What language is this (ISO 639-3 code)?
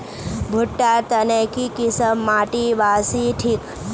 mag